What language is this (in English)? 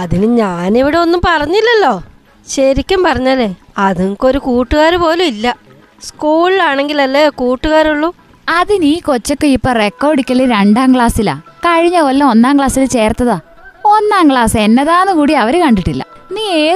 Malayalam